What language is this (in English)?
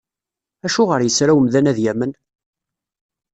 Kabyle